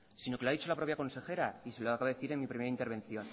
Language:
Spanish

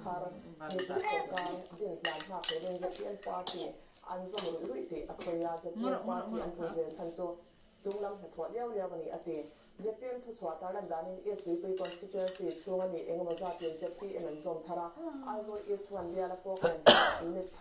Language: Romanian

